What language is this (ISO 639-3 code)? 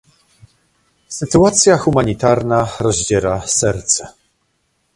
pol